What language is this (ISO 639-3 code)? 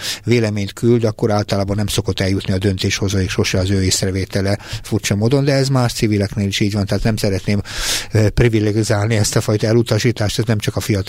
hun